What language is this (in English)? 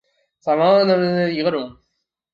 Chinese